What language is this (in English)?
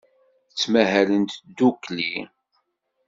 Kabyle